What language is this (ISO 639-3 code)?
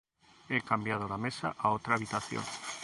spa